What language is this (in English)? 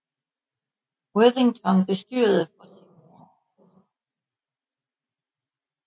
Danish